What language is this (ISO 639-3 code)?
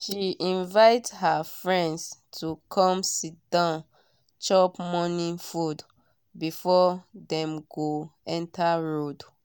pcm